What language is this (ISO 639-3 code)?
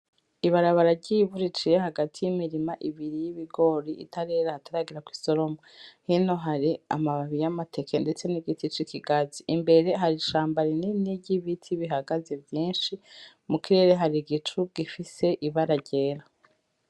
run